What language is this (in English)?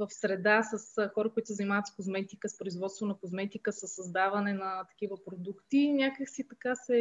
Bulgarian